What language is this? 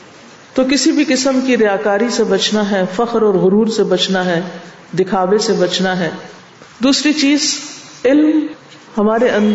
Urdu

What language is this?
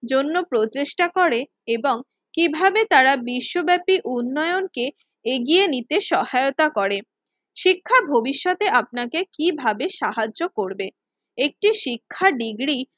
Bangla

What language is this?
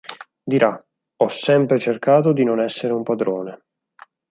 Italian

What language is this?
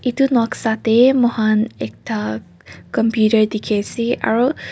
Naga Pidgin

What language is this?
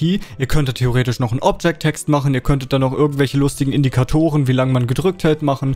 German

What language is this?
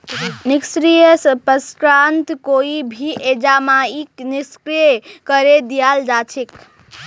Magahi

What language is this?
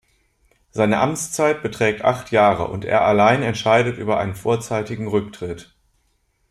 German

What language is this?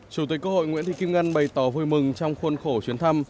Vietnamese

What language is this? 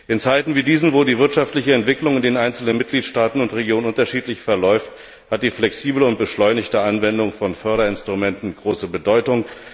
German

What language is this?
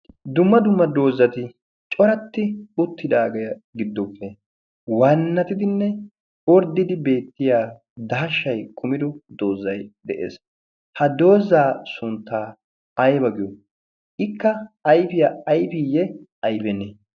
Wolaytta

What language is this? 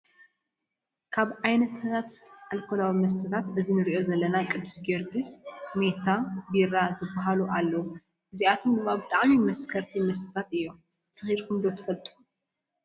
Tigrinya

